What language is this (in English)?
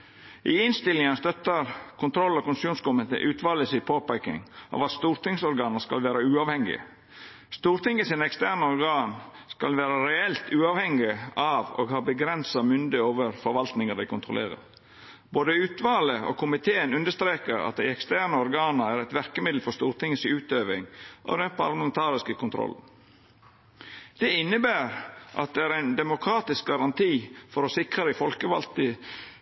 Norwegian Nynorsk